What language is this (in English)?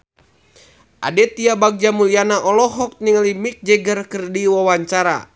Sundanese